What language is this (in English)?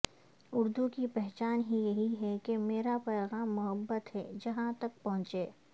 Urdu